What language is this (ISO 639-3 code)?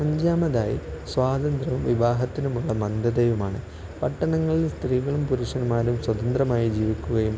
mal